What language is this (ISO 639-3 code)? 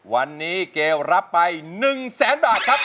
tha